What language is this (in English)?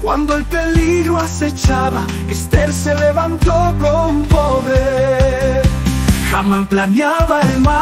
Italian